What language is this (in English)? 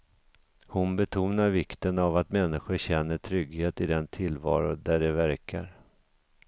Swedish